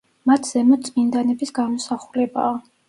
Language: Georgian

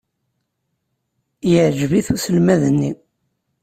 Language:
Kabyle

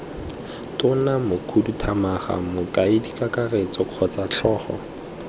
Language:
Tswana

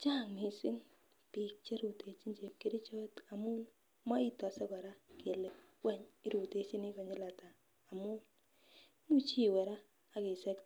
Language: Kalenjin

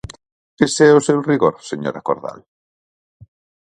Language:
Galician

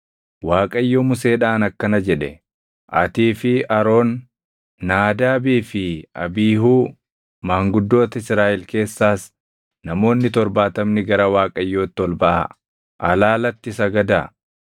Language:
Oromo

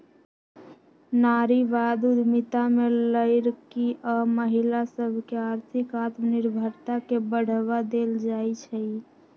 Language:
Magahi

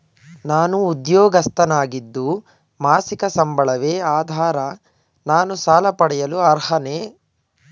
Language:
Kannada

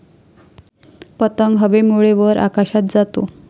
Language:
Marathi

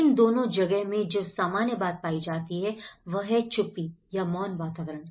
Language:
Hindi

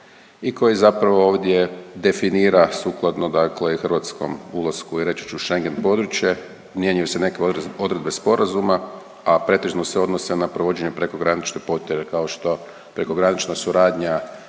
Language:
Croatian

